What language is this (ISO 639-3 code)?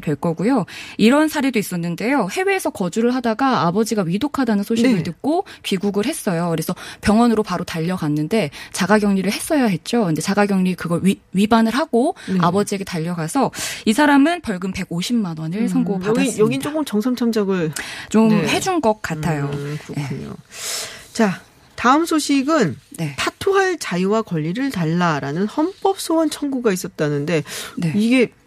kor